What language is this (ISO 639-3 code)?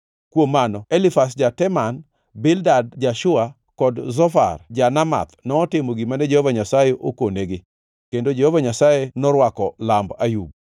luo